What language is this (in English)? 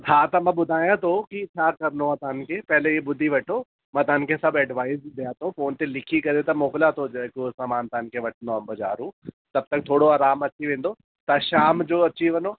Sindhi